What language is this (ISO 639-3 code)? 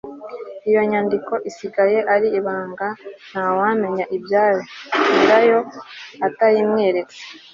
kin